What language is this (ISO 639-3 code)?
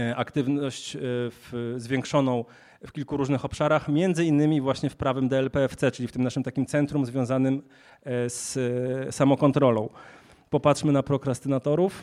pol